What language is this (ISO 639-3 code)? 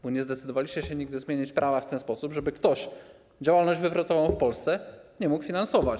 pol